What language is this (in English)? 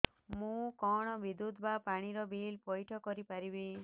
Odia